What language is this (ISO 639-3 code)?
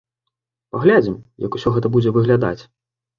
bel